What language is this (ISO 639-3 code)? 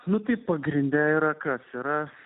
lit